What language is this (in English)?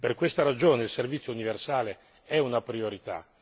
Italian